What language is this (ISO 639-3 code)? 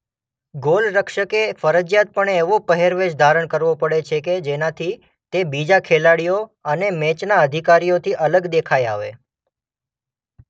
guj